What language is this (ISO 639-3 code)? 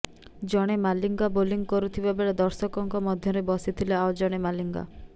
ori